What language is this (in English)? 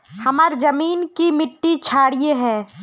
Magahi